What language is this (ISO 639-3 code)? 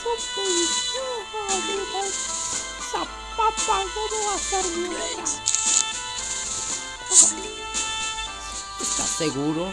spa